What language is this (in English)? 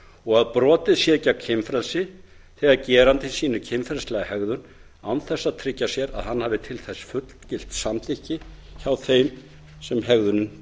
Icelandic